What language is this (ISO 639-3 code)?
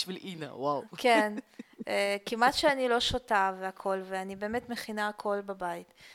heb